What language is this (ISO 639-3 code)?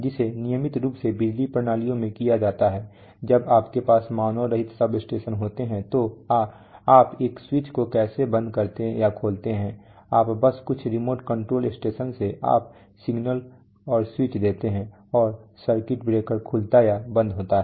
hin